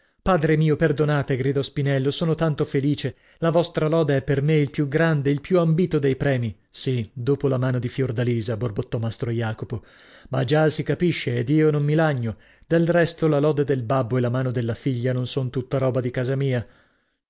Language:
Italian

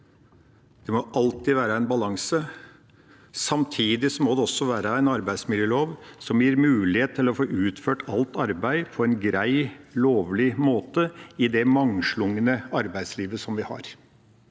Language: Norwegian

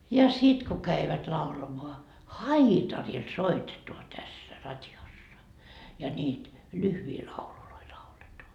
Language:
Finnish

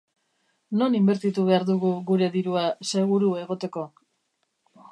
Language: Basque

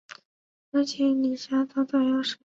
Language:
Chinese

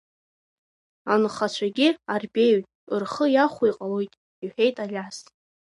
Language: Abkhazian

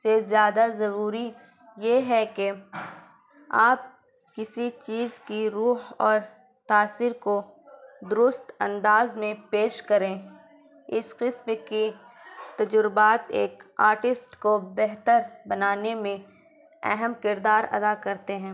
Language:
Urdu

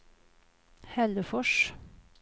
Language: Swedish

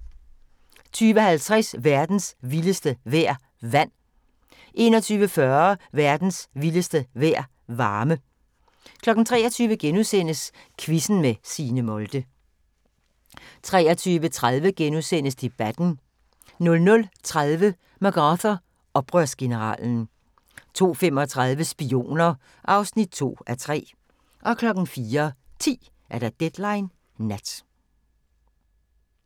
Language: Danish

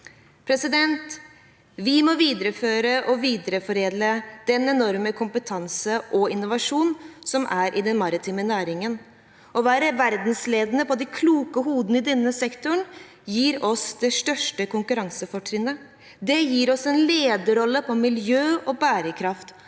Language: Norwegian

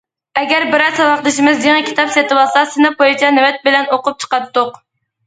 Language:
Uyghur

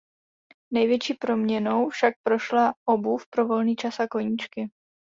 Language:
Czech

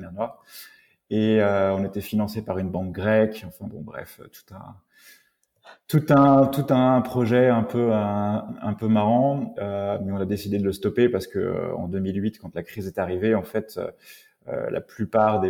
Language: French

